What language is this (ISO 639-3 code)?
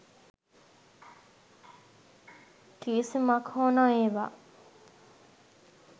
sin